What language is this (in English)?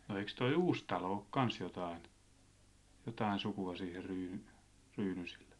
Finnish